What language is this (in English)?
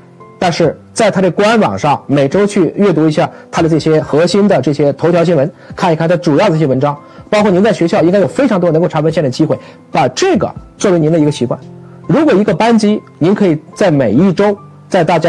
Chinese